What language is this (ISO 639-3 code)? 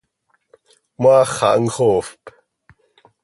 sei